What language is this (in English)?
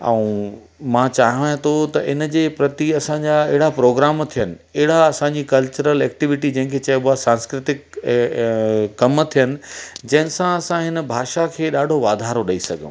Sindhi